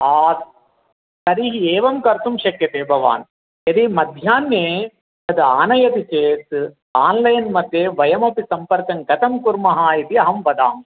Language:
Sanskrit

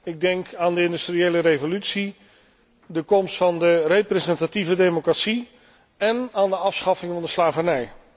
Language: Dutch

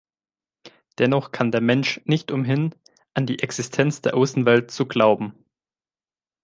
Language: German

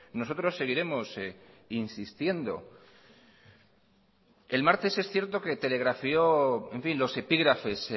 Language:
Spanish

